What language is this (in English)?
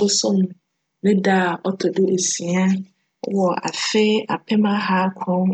Akan